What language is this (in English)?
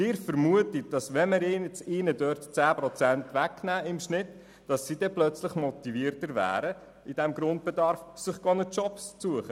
Swiss German